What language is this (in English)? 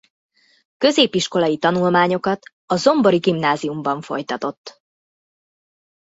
Hungarian